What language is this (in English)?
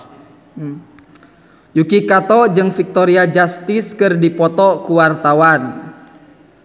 Sundanese